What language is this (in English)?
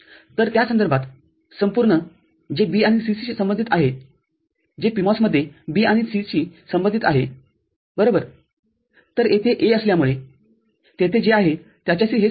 Marathi